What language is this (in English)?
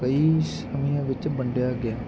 Punjabi